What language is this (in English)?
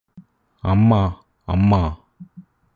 Malayalam